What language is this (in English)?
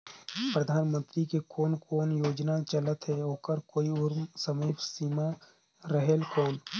Chhattisgarhi